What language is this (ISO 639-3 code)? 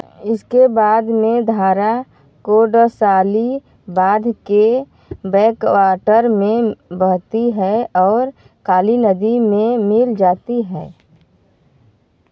hin